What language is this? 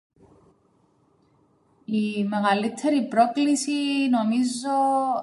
Greek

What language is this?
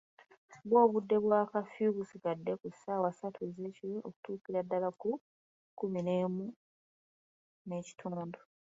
Ganda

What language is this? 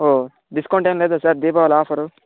Telugu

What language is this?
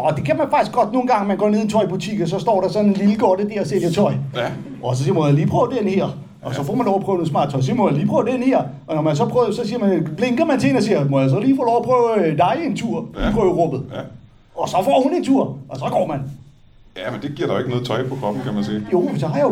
Danish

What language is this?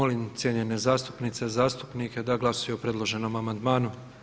Croatian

